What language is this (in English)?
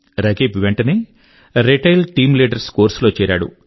Telugu